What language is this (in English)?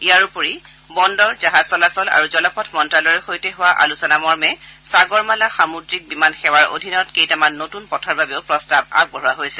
Assamese